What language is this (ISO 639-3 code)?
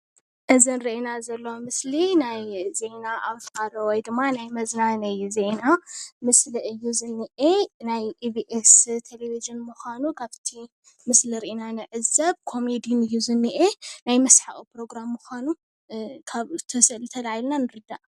tir